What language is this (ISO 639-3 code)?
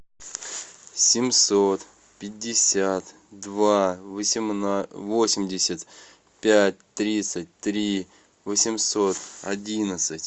rus